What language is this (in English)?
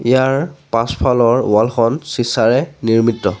Assamese